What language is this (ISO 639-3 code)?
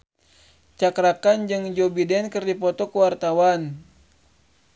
sun